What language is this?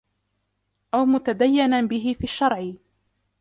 Arabic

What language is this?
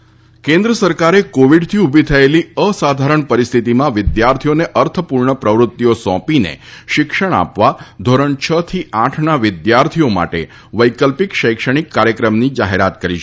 Gujarati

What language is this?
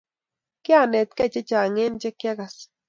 Kalenjin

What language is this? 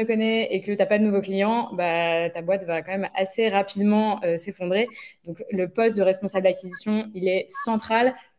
French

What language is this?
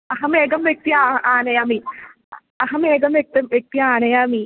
Sanskrit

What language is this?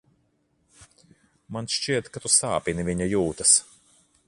Latvian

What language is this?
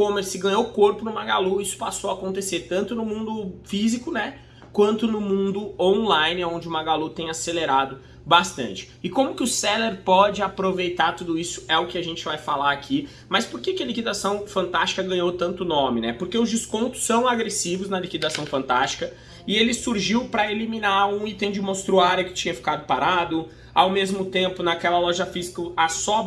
Portuguese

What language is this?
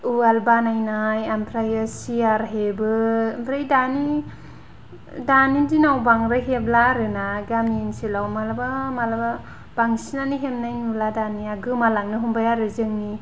Bodo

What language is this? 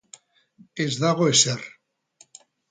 Basque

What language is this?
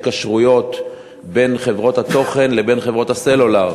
Hebrew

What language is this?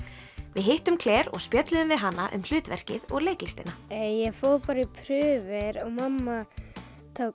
Icelandic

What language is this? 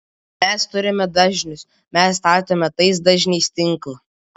Lithuanian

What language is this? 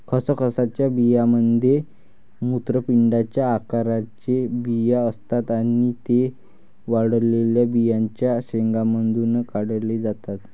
Marathi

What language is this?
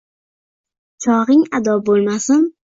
Uzbek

